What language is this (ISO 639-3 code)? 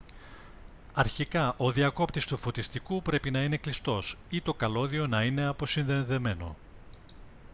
ell